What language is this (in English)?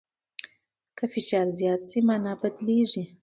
Pashto